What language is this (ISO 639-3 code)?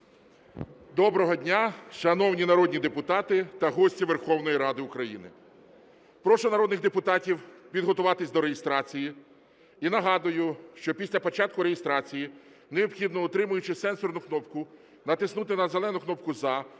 ukr